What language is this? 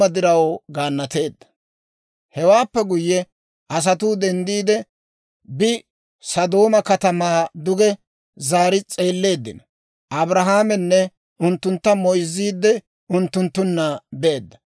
Dawro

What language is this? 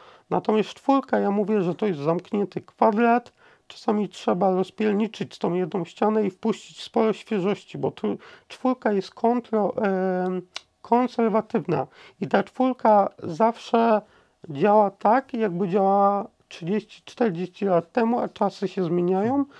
Polish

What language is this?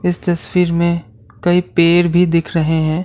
Hindi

